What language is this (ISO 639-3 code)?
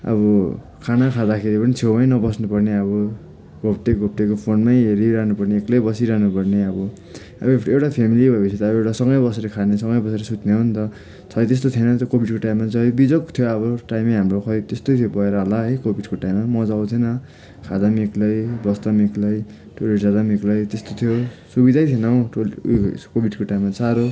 nep